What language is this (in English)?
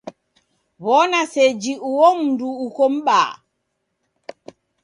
Taita